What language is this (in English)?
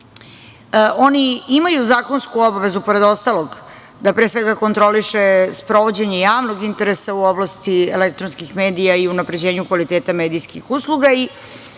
Serbian